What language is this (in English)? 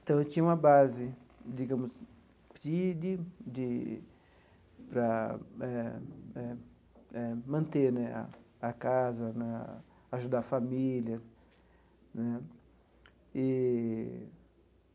Portuguese